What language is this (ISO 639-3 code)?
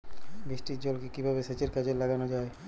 ben